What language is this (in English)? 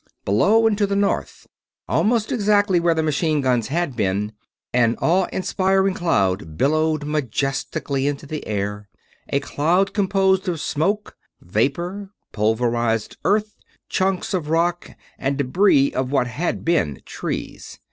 English